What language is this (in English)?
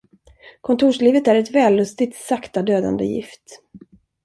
Swedish